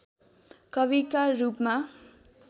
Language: Nepali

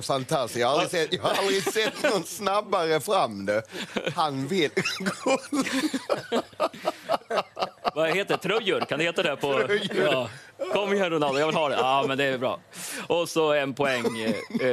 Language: Swedish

